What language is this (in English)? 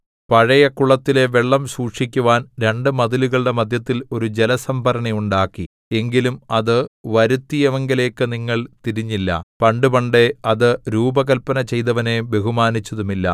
Malayalam